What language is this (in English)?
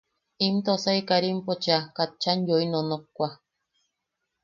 Yaqui